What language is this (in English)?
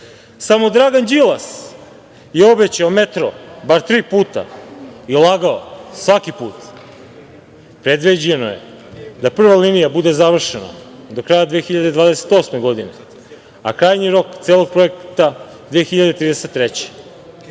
Serbian